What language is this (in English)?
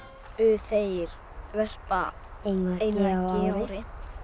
Icelandic